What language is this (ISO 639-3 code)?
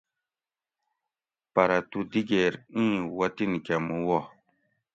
gwc